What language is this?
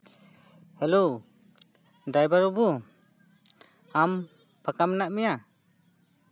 Santali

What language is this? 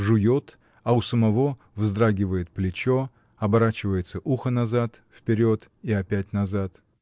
Russian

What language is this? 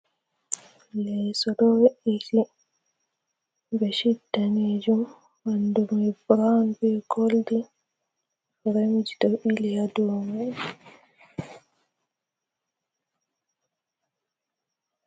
Fula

